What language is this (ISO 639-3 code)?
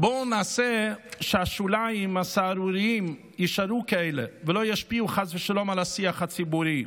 heb